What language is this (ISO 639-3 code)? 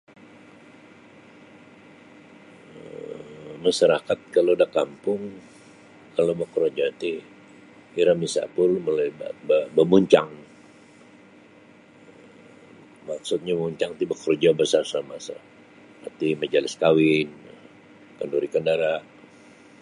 bsy